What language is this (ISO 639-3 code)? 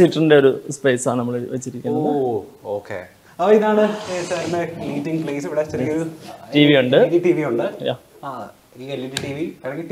mal